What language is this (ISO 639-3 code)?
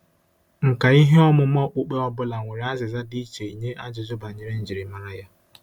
ibo